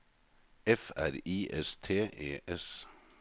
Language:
Norwegian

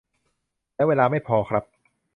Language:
Thai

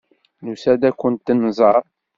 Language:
Kabyle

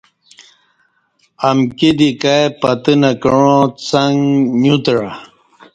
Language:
Kati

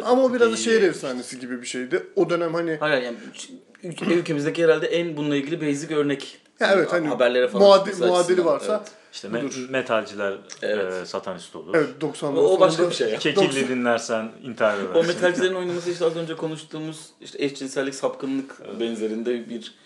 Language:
Turkish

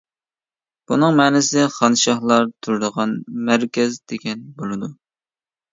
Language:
Uyghur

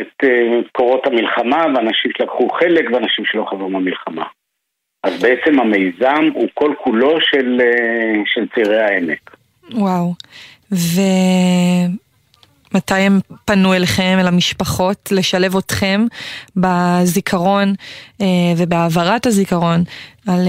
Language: Hebrew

